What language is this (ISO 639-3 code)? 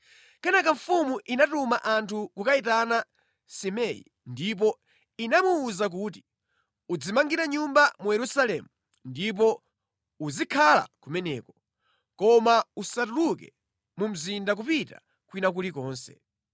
nya